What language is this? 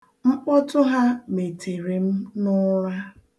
Igbo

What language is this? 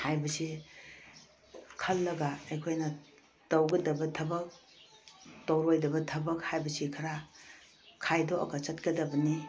Manipuri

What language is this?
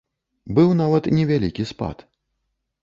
Belarusian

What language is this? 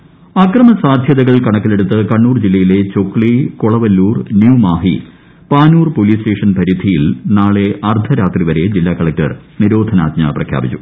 Malayalam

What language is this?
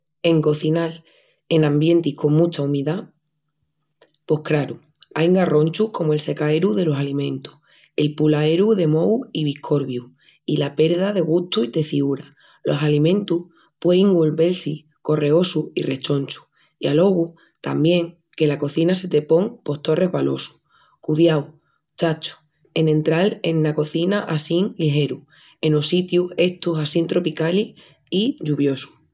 Extremaduran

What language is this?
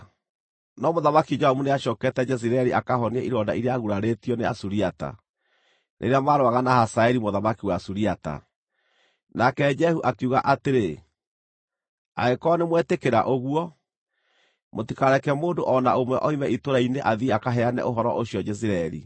Kikuyu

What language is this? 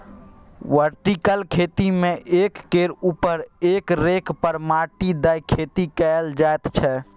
Maithili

